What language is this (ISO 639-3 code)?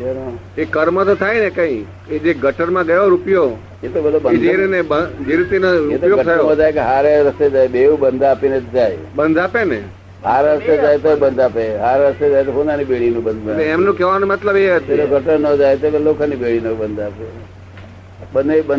guj